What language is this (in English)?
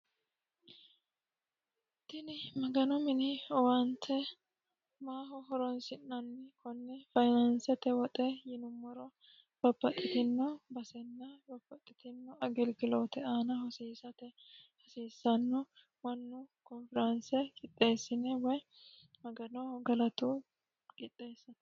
Sidamo